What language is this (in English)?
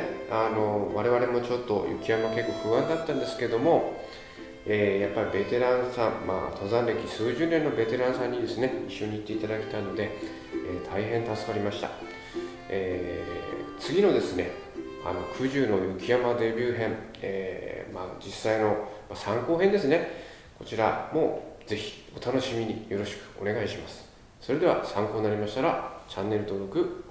Japanese